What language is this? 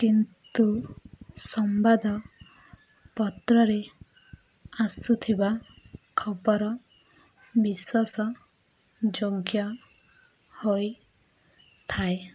Odia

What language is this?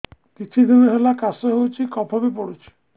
Odia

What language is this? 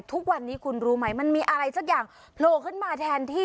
Thai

